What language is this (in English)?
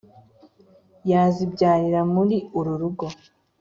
Kinyarwanda